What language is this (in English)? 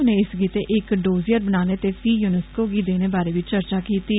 Dogri